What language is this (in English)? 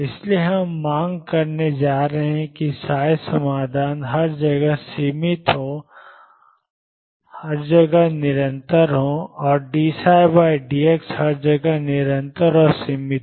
Hindi